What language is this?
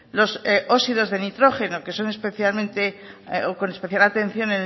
Spanish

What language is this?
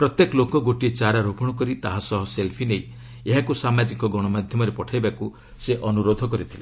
Odia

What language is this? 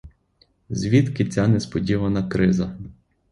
Ukrainian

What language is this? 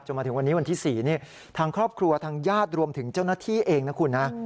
Thai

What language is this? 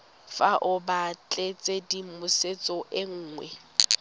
Tswana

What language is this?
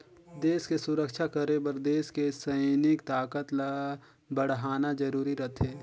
Chhattisgarhi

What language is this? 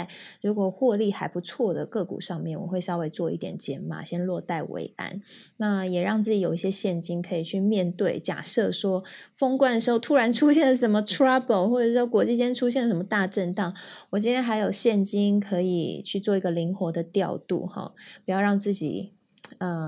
Chinese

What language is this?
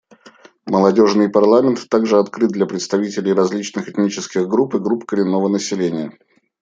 Russian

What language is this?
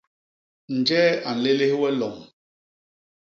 Basaa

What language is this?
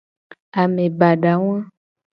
Gen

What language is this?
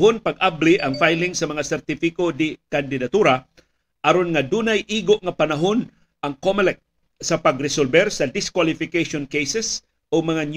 Filipino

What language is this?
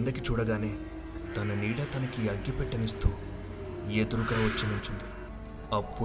Telugu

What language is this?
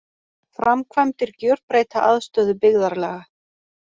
Icelandic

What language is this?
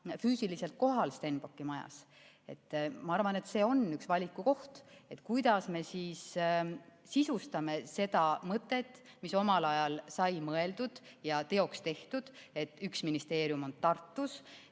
Estonian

